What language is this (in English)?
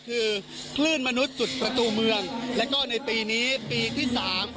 Thai